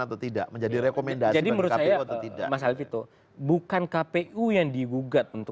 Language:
Indonesian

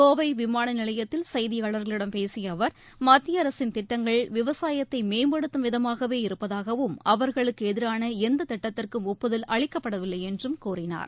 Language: Tamil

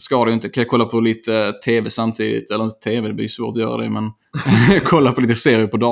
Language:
Swedish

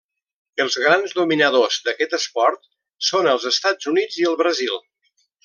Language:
Catalan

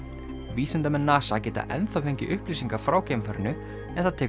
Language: Icelandic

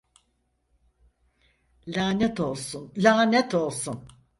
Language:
Turkish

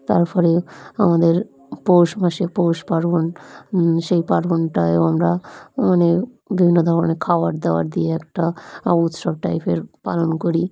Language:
Bangla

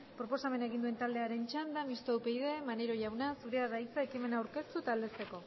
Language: Basque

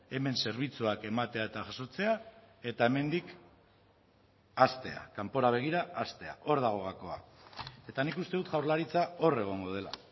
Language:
Basque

